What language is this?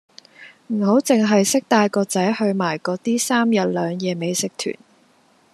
Cantonese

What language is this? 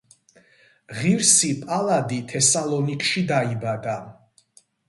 Georgian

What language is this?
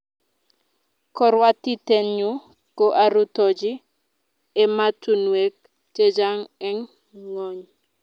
Kalenjin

